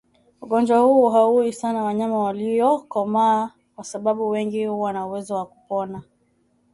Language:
Swahili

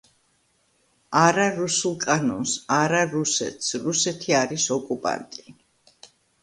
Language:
Georgian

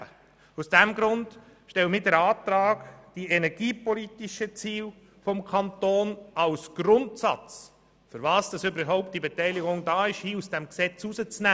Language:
Swiss German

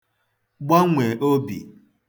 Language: Igbo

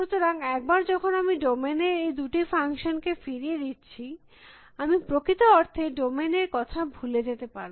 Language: Bangla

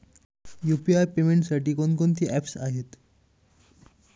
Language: Marathi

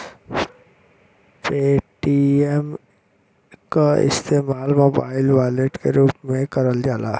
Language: Bhojpuri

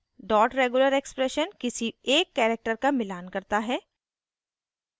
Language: Hindi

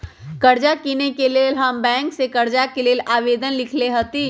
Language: Magahi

